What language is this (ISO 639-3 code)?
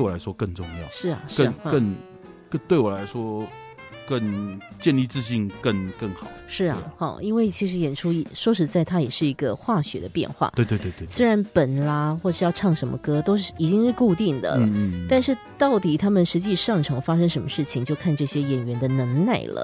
zho